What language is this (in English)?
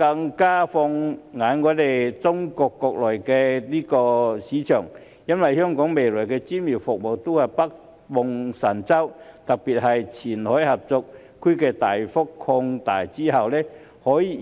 Cantonese